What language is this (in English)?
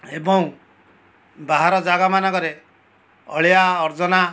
Odia